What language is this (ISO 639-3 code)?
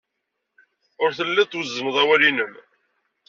kab